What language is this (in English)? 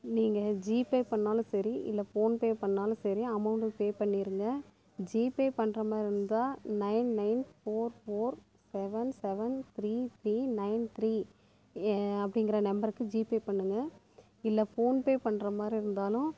Tamil